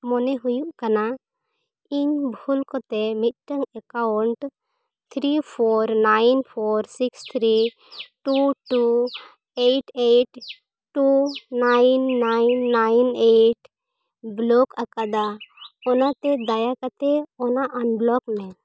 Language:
Santali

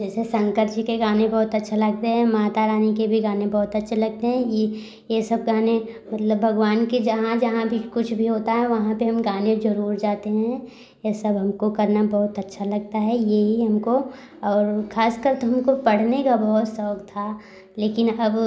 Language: Hindi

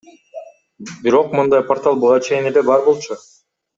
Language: Kyrgyz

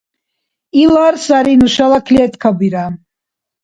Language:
Dargwa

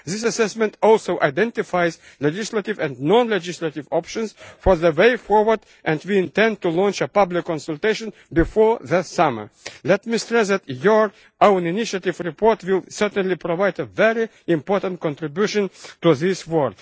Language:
English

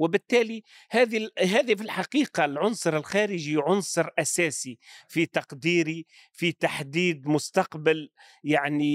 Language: Arabic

